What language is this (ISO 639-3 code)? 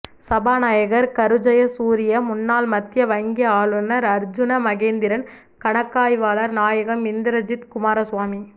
tam